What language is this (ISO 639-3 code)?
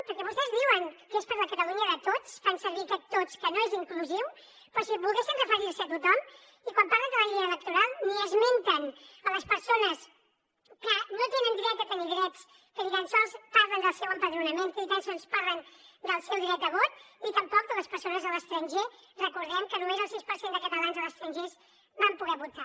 cat